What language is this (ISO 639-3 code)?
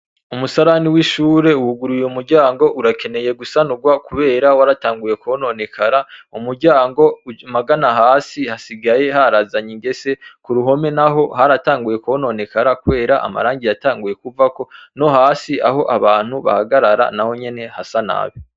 run